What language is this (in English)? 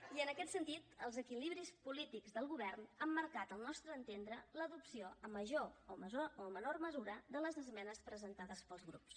Catalan